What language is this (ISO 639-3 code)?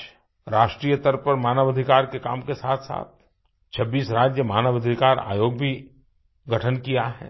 hin